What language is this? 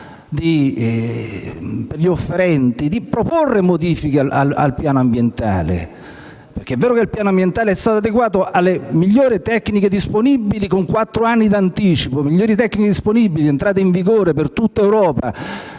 Italian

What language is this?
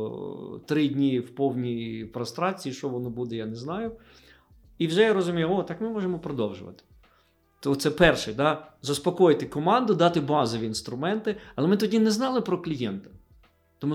Ukrainian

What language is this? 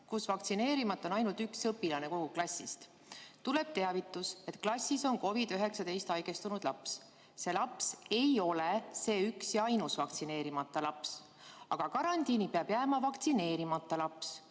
Estonian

